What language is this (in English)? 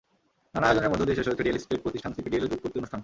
Bangla